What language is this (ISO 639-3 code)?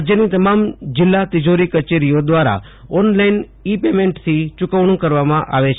guj